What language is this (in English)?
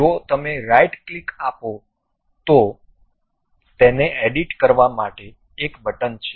Gujarati